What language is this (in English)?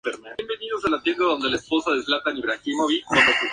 Spanish